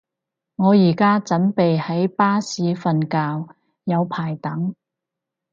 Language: Cantonese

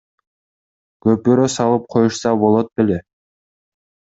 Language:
Kyrgyz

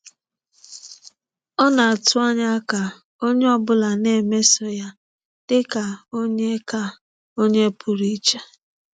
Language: Igbo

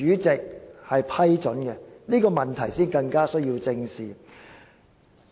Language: Cantonese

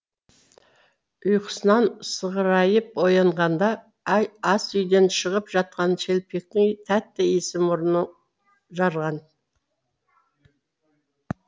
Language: Kazakh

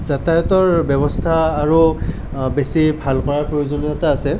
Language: Assamese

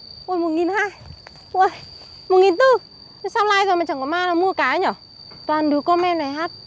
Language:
Vietnamese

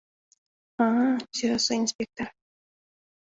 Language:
Mari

